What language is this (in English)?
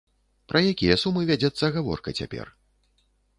Belarusian